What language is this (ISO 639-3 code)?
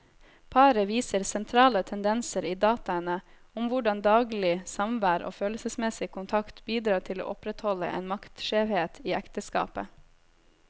nor